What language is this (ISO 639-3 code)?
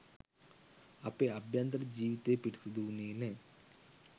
sin